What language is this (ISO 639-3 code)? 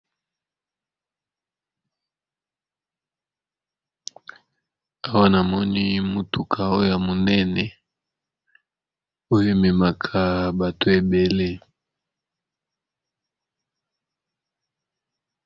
lin